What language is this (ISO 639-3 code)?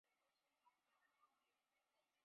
zho